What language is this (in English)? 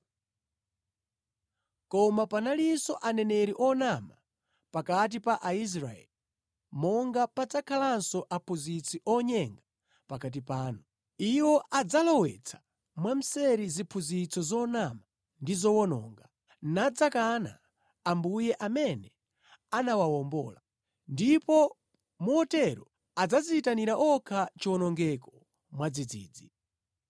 Nyanja